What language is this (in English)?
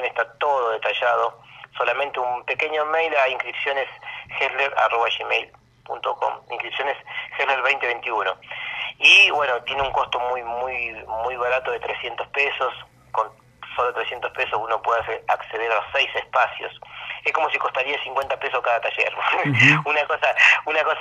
Spanish